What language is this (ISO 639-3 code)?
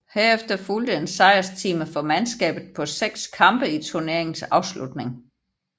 dan